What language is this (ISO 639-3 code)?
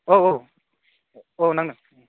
brx